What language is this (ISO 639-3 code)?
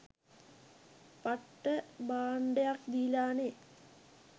sin